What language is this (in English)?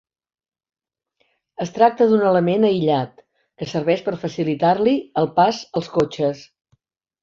Catalan